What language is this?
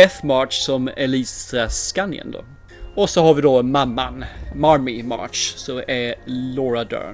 Swedish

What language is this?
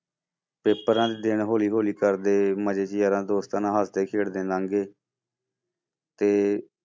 Punjabi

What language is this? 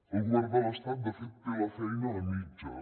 Catalan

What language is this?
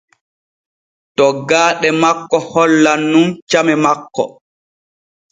Borgu Fulfulde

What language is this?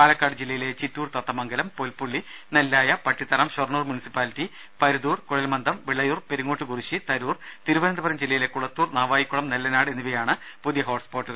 Malayalam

